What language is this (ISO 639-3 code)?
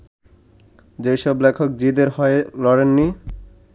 ben